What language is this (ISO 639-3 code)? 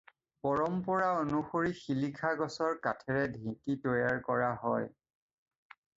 asm